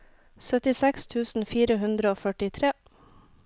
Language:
Norwegian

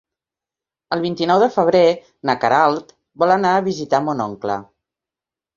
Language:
Catalan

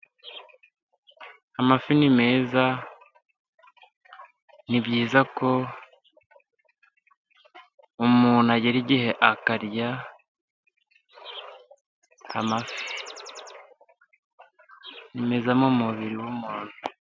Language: Kinyarwanda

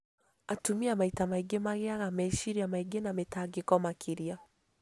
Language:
Kikuyu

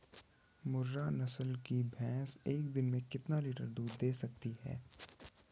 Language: Hindi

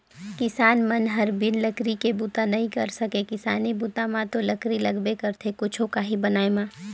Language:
Chhattisgarhi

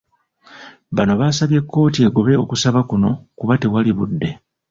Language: Ganda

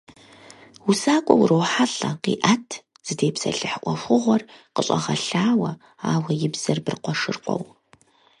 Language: Kabardian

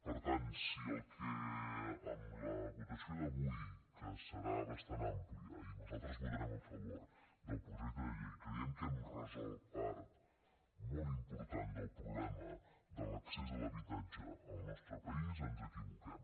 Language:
Catalan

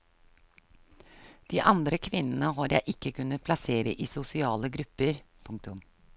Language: Norwegian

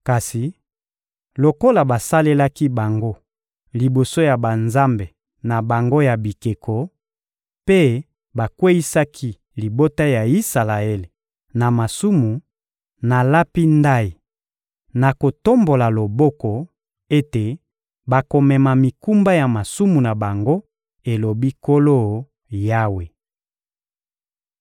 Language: Lingala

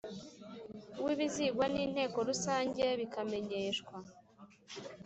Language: Kinyarwanda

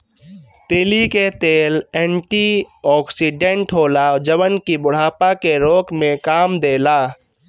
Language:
Bhojpuri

